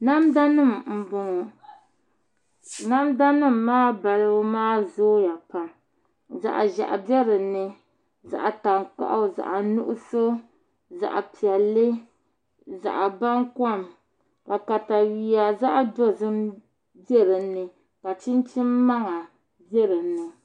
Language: Dagbani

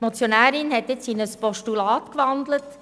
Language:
Swiss German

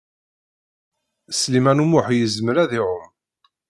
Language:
Kabyle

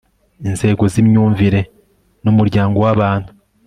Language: Kinyarwanda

